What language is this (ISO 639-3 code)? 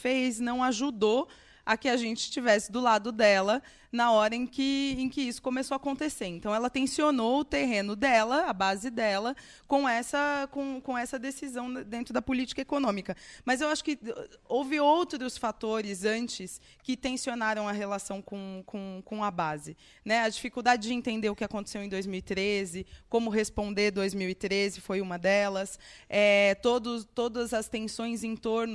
por